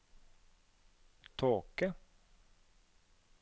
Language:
Norwegian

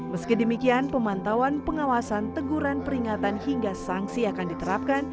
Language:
Indonesian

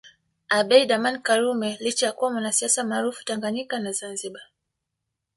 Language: Swahili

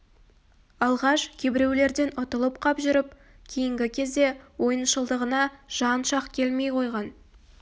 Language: Kazakh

